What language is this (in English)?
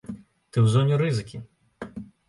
Belarusian